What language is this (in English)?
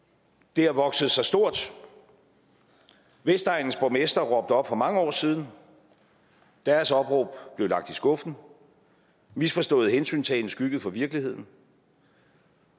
Danish